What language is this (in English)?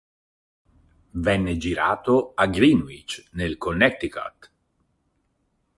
Italian